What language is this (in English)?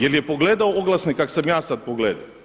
Croatian